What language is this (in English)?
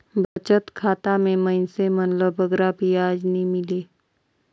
Chhattisgarhi